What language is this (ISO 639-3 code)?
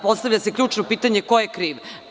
srp